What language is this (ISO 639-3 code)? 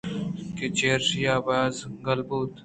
bgp